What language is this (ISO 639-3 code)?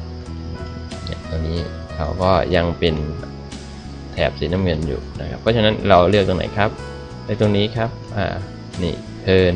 tha